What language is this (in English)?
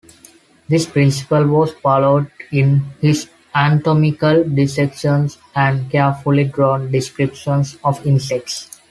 English